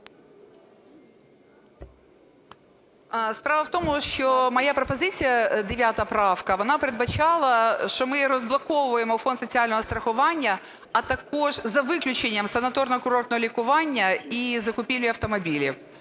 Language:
Ukrainian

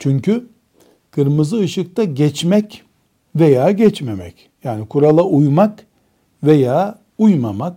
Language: Turkish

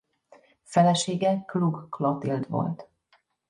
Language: Hungarian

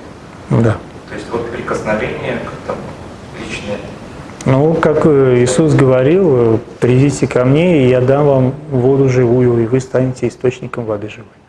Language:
Russian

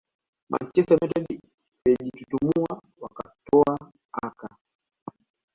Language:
Swahili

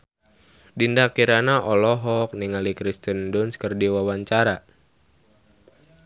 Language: Sundanese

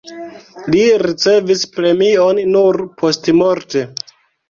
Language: Esperanto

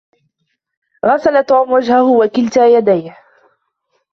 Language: Arabic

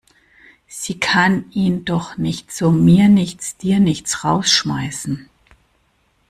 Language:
German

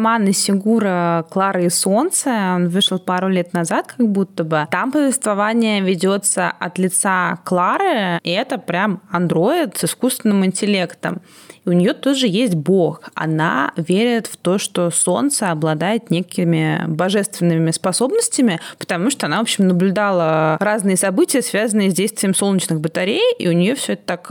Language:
Russian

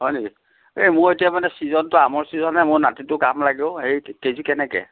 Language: Assamese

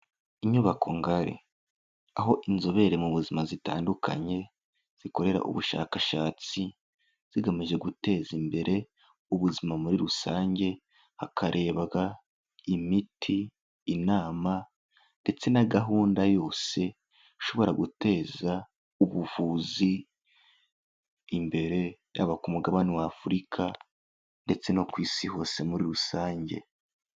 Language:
Kinyarwanda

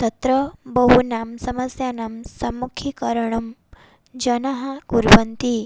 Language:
Sanskrit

